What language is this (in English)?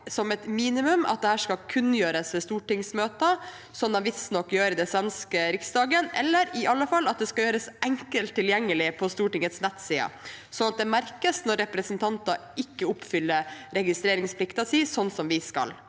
Norwegian